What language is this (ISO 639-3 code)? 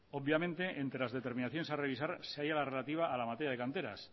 spa